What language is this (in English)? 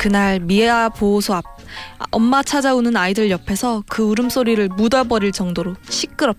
Korean